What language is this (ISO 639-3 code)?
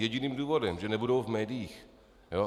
ces